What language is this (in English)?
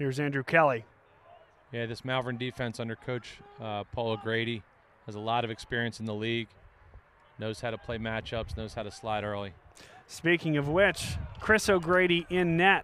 English